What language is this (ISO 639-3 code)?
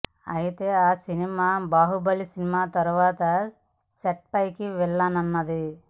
tel